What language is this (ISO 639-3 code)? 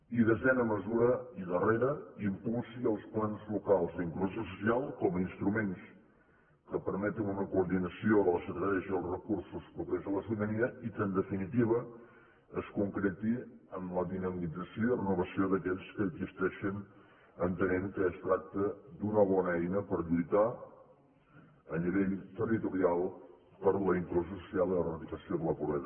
cat